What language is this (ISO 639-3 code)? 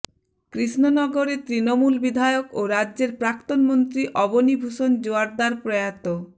ben